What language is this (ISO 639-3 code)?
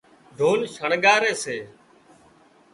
kxp